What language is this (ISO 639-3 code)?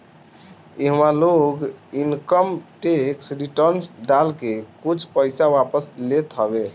bho